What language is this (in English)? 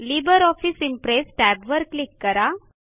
Marathi